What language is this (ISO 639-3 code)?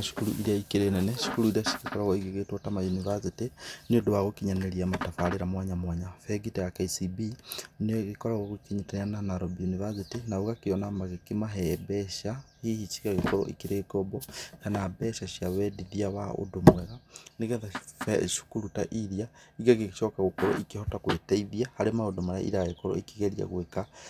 kik